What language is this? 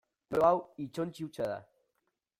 Basque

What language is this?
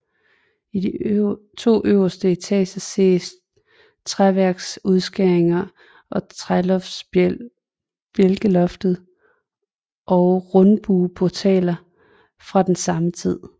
Danish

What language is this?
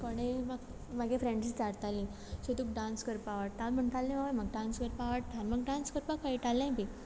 Konkani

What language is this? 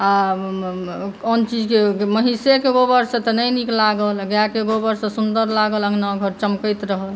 Maithili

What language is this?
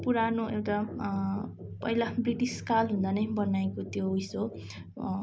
Nepali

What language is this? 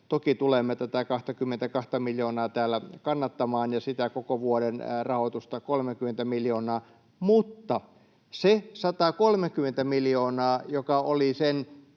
Finnish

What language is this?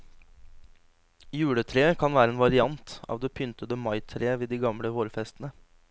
Norwegian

